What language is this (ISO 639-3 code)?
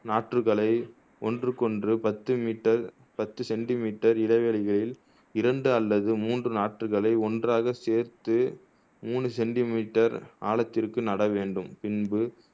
tam